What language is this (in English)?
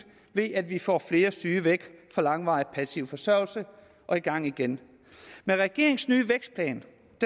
Danish